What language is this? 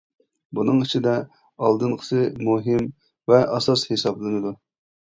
Uyghur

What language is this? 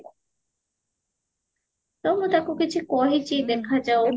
Odia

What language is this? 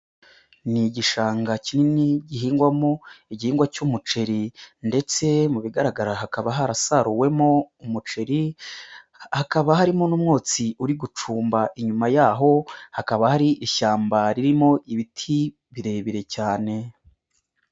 Kinyarwanda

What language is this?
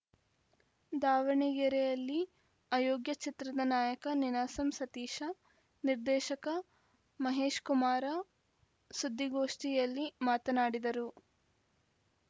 Kannada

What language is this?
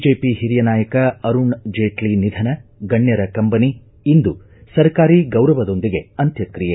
Kannada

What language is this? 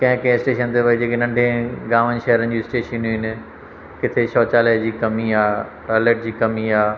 Sindhi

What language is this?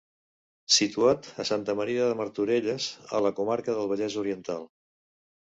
Catalan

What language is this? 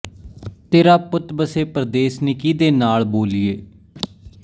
Punjabi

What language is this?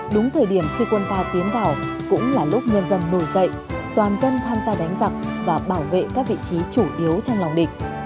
Vietnamese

